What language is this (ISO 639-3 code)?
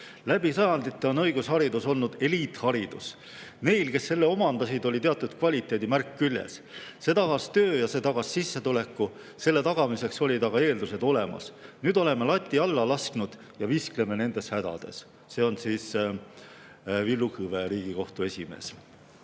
est